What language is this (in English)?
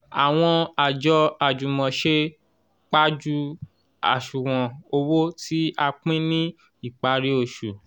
Yoruba